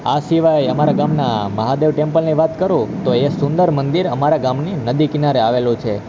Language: Gujarati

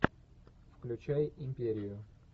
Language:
Russian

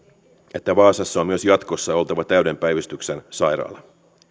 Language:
Finnish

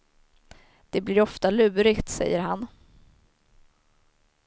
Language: Swedish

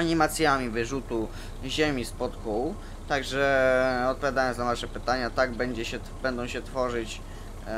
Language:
Polish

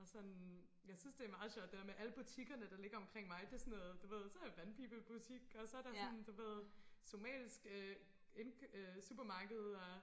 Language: Danish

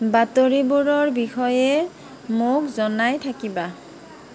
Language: Assamese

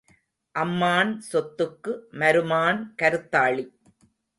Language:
Tamil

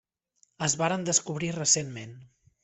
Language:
Catalan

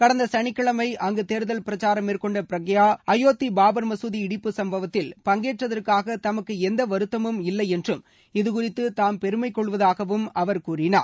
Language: Tamil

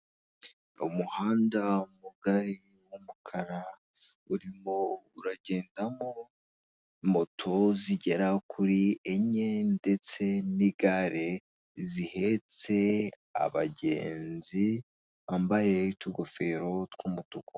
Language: Kinyarwanda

